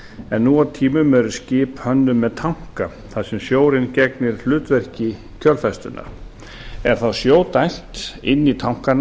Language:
Icelandic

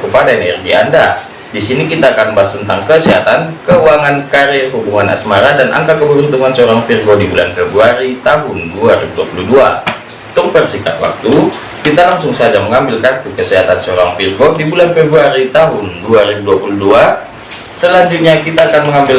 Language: Indonesian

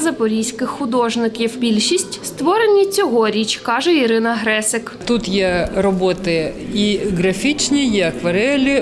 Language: Ukrainian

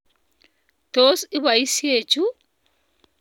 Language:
Kalenjin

